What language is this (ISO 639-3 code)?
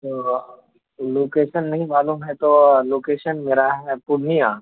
urd